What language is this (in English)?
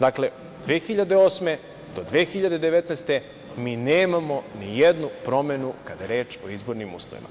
Serbian